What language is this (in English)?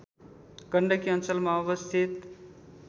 Nepali